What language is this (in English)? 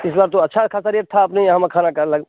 Hindi